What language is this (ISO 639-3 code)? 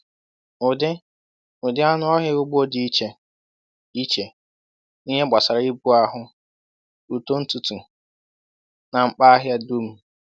ibo